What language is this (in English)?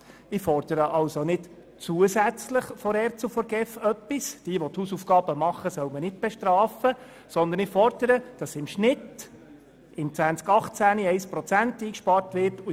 Swiss German